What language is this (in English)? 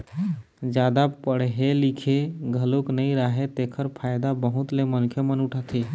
Chhattisgarhi